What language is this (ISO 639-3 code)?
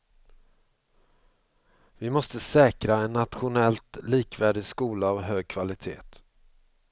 swe